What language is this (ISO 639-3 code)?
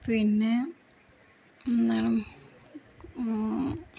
mal